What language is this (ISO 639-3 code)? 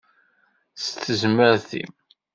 kab